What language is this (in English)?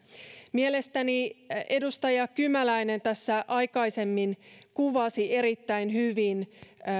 Finnish